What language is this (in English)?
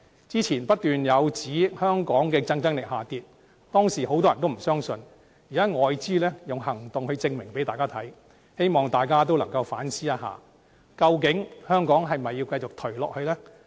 Cantonese